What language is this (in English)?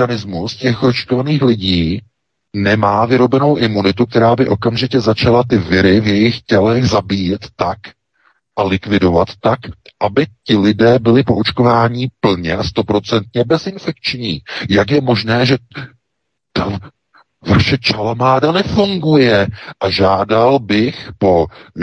Czech